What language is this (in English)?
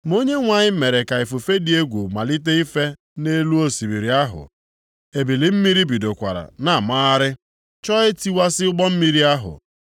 Igbo